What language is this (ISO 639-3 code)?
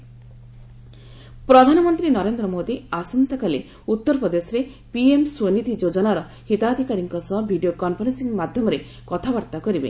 ori